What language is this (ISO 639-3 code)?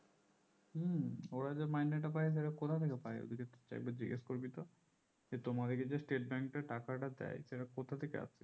ben